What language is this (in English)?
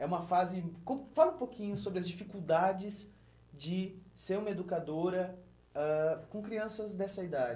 Portuguese